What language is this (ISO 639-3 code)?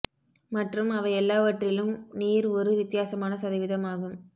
tam